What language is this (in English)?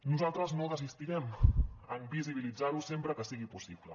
Catalan